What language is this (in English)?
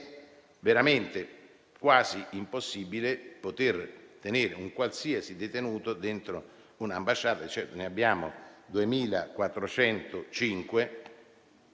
Italian